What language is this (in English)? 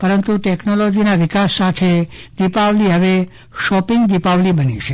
Gujarati